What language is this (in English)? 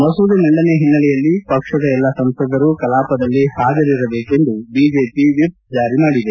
Kannada